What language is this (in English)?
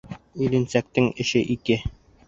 Bashkir